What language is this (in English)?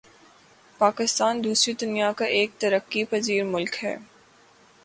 Urdu